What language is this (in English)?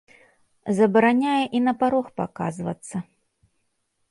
Belarusian